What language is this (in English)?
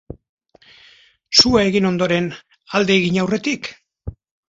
Basque